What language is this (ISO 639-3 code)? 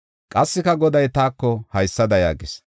gof